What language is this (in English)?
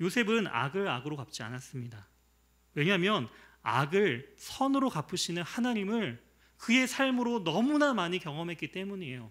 Korean